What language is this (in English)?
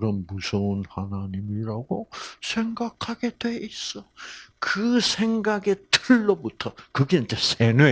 Korean